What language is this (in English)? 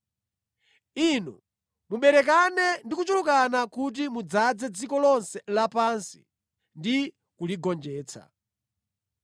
Nyanja